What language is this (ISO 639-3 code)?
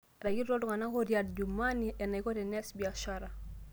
mas